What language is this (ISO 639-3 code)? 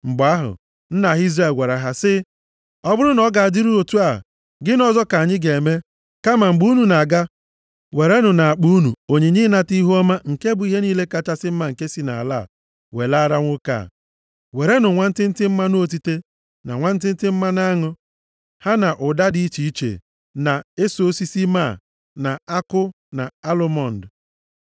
ibo